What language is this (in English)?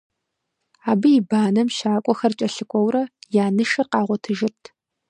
Kabardian